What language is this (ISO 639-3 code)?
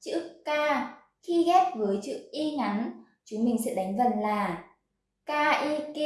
vie